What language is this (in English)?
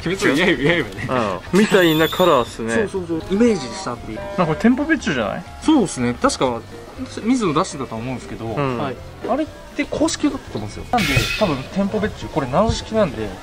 Japanese